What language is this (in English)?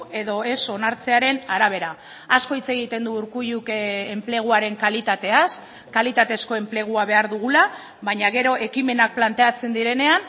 Basque